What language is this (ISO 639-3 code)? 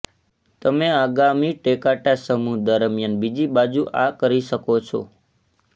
guj